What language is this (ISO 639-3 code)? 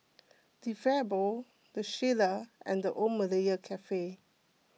eng